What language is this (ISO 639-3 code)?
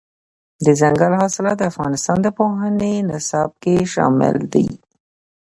pus